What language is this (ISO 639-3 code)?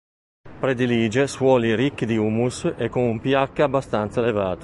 ita